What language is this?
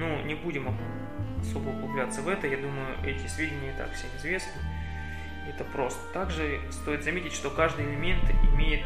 Russian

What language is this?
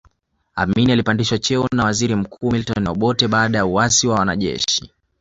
Swahili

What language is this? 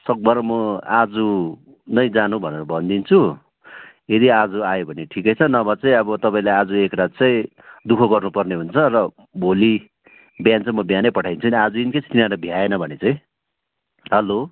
Nepali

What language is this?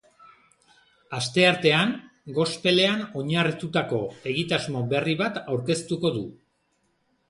Basque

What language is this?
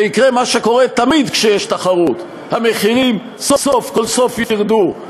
Hebrew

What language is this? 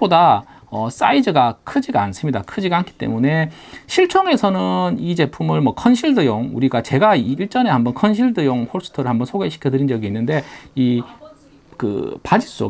Korean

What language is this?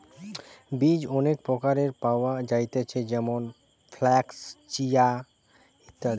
Bangla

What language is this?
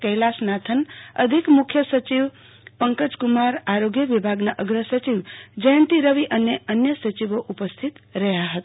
Gujarati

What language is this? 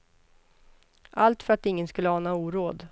Swedish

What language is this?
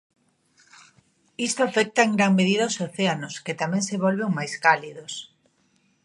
Galician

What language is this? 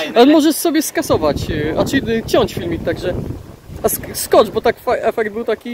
Polish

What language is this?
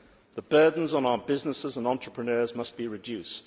English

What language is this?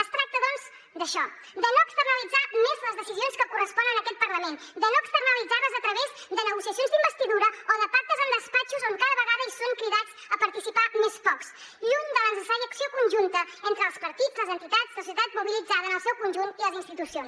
Catalan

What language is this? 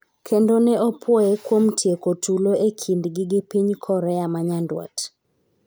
Luo (Kenya and Tanzania)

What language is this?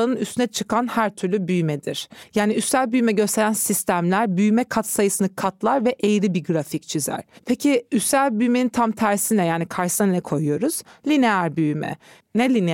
Turkish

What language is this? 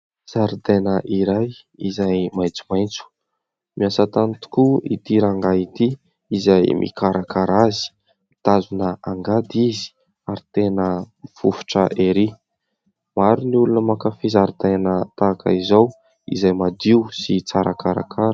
Malagasy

